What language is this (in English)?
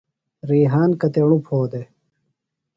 Phalura